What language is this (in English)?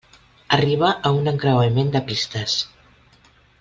Catalan